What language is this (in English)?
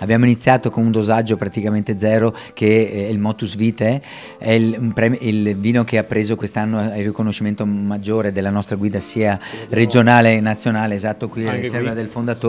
Italian